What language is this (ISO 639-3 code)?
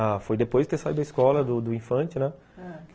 por